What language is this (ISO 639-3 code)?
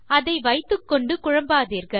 tam